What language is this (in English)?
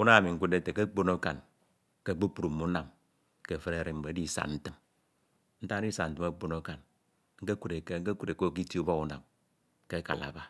Ito